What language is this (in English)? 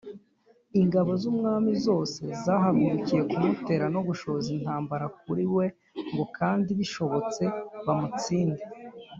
Kinyarwanda